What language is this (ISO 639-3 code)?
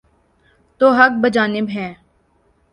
urd